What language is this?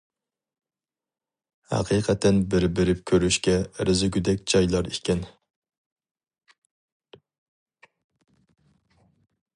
Uyghur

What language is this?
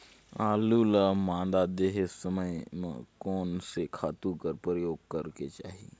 Chhattisgarhi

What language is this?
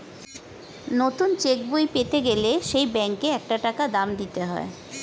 Bangla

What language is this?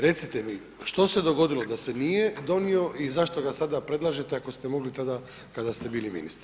Croatian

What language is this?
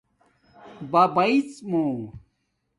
Domaaki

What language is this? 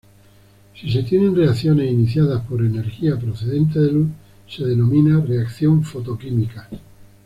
Spanish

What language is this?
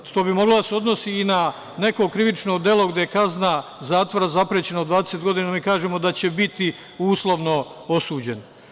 Serbian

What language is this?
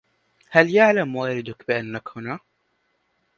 Arabic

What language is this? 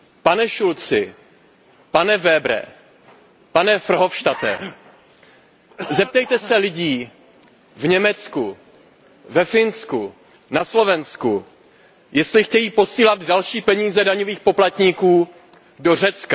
Czech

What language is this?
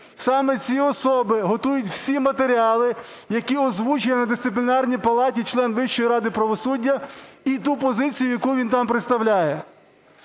Ukrainian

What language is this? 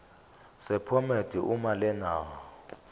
Zulu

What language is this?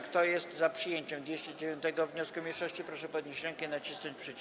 Polish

